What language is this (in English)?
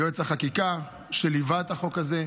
Hebrew